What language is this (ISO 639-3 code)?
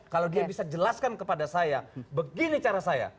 ind